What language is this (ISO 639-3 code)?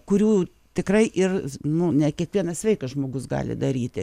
lit